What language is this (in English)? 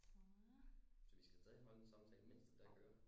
Danish